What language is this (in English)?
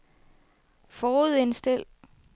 Danish